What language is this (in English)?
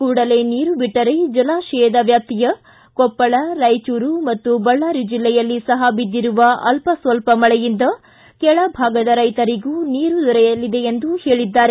Kannada